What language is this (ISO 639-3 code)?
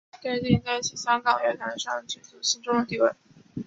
zho